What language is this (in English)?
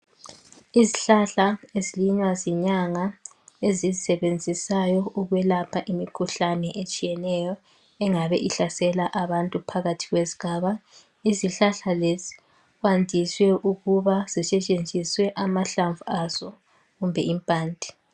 North Ndebele